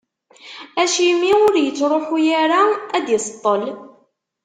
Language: Kabyle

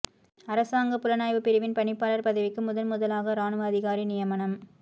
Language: Tamil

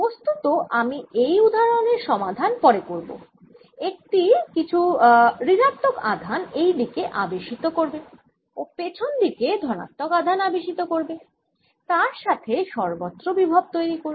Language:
Bangla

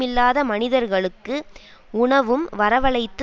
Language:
Tamil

